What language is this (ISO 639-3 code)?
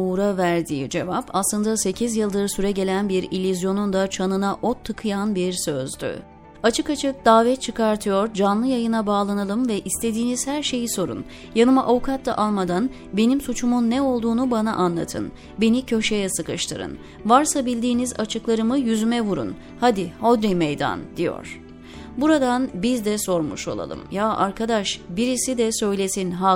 tur